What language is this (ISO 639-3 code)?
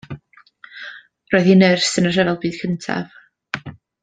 cym